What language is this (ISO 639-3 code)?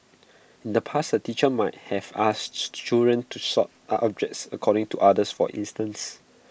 eng